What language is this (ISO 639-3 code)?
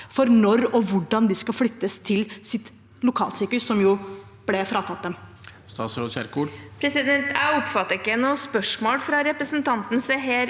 nor